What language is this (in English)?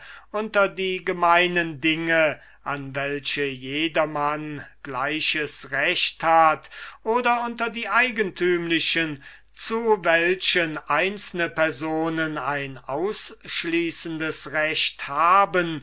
German